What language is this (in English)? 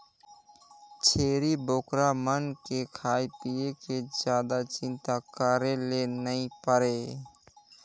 Chhattisgarhi